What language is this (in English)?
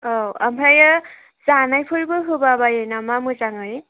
Bodo